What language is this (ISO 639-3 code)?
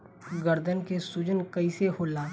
bho